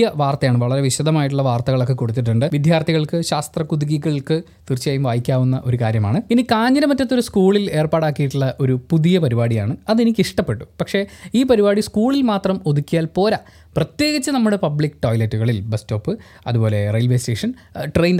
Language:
Malayalam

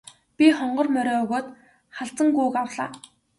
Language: Mongolian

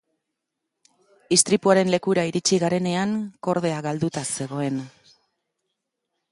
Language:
Basque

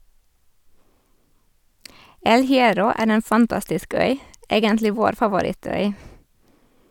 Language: Norwegian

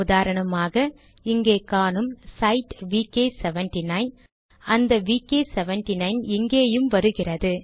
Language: Tamil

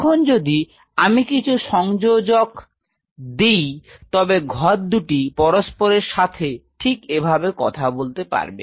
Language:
Bangla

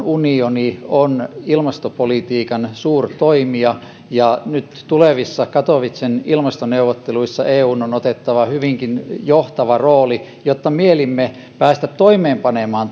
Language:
Finnish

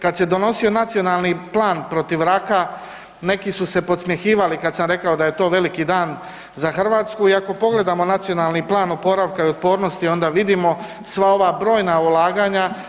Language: Croatian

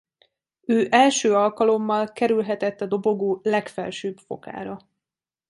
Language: Hungarian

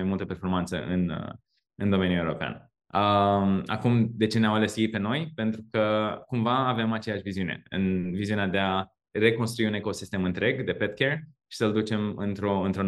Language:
Romanian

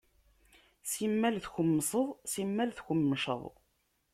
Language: Kabyle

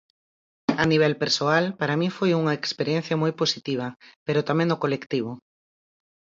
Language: Galician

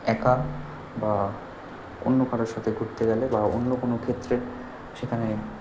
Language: Bangla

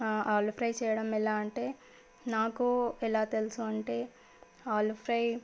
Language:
Telugu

